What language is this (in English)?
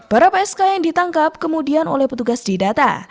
Indonesian